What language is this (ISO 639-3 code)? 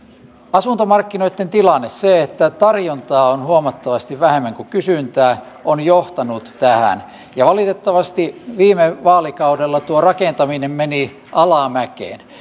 fin